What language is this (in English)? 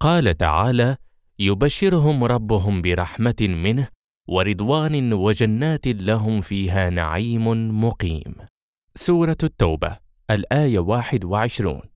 Arabic